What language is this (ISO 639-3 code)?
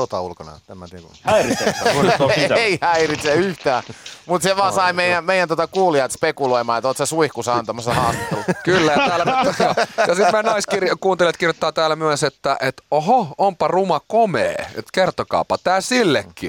fin